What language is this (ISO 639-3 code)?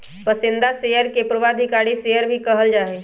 mag